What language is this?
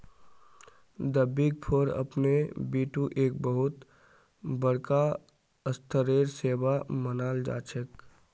Magahi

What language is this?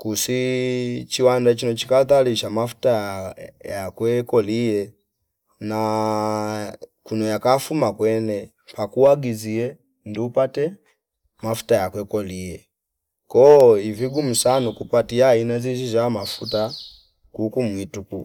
Fipa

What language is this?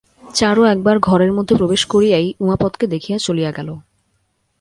Bangla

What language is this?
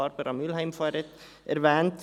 Swiss German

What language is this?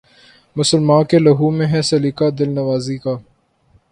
Urdu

